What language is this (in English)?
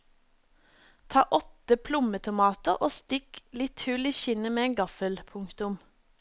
Norwegian